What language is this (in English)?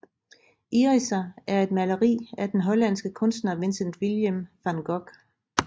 Danish